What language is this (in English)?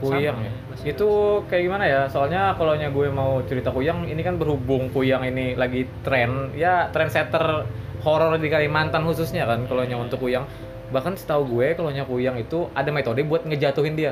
Indonesian